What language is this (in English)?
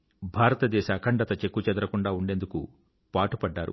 Telugu